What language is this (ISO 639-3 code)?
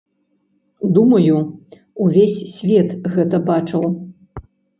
bel